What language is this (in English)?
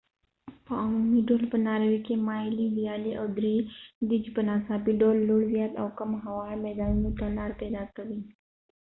Pashto